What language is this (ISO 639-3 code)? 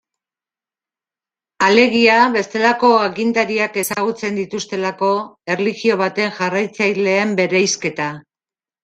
eus